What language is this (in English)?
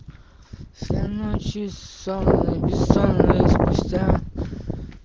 Russian